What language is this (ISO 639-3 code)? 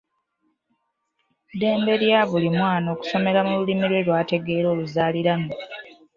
lug